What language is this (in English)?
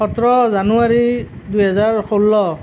Assamese